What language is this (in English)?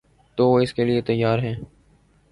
Urdu